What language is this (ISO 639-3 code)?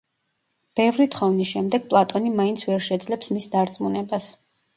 kat